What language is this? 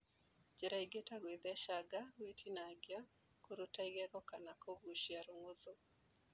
Kikuyu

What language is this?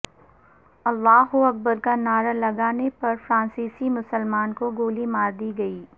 Urdu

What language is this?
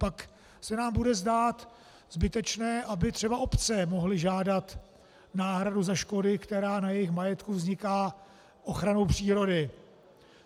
Czech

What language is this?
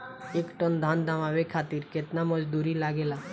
Bhojpuri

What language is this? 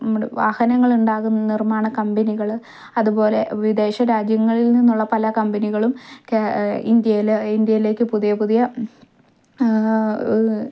Malayalam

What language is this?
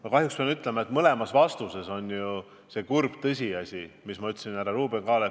Estonian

